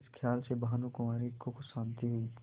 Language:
Hindi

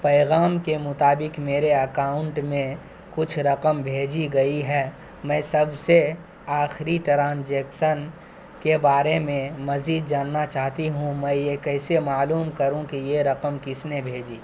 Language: Urdu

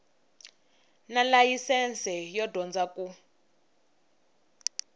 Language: Tsonga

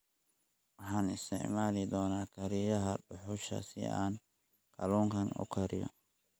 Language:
Somali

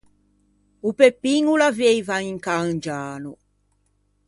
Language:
Ligurian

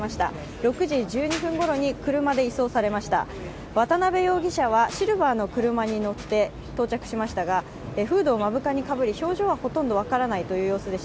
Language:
Japanese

